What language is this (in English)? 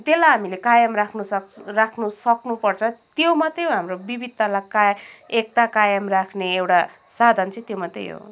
Nepali